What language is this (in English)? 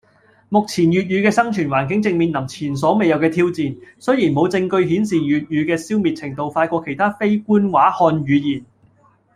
Cantonese